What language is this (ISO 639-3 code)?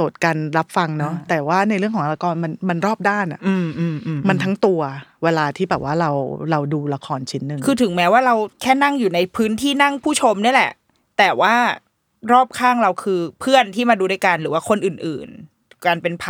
tha